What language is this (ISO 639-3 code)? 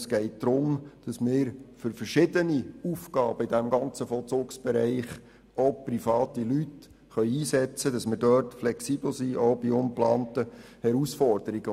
gsw